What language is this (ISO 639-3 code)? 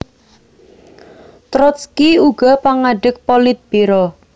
jav